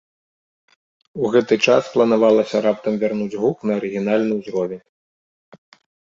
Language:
Belarusian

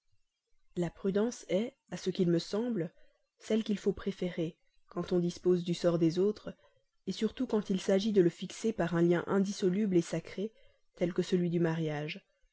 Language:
French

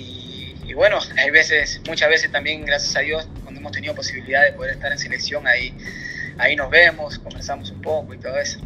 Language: Spanish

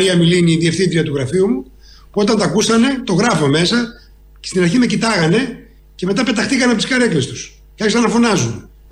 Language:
Greek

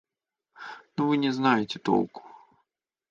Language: Russian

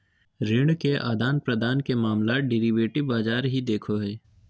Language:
Magahi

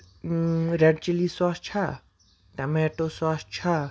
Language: Kashmiri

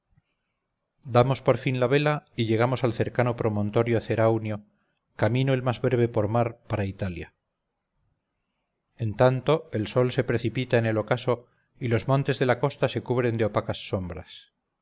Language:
Spanish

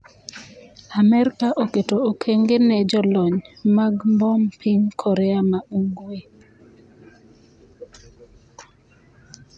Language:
Luo (Kenya and Tanzania)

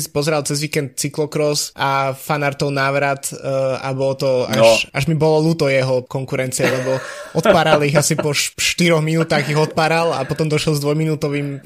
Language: Slovak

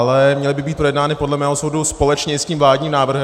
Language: Czech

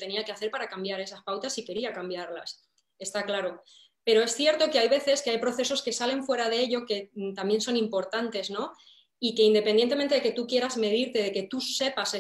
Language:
Spanish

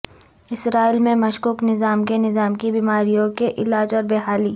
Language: Urdu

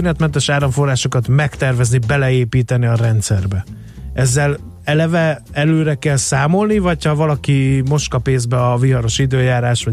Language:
Hungarian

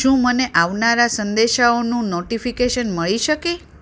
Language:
Gujarati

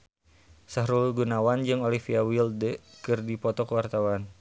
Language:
Sundanese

